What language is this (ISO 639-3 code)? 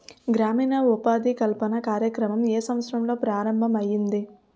tel